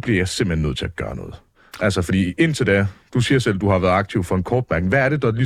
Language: Danish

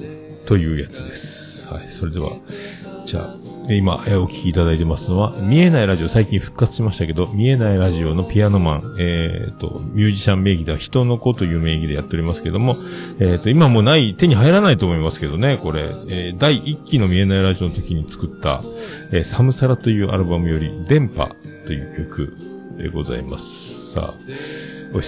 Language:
Japanese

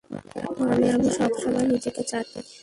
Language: Bangla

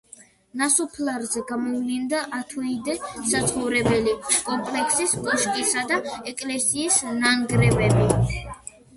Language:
Georgian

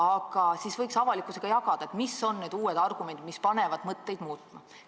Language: Estonian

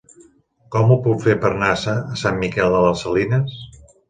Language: Catalan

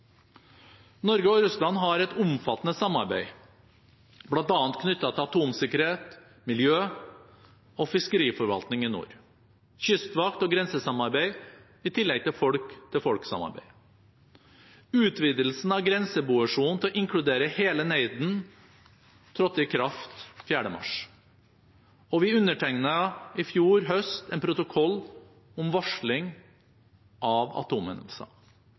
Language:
Norwegian Bokmål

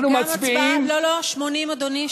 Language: Hebrew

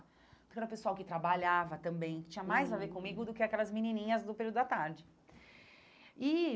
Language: Portuguese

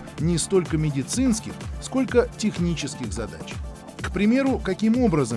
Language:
Russian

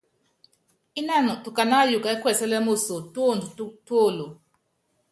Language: Yangben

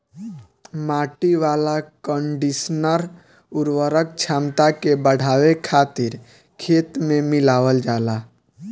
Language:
Bhojpuri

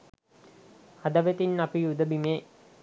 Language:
Sinhala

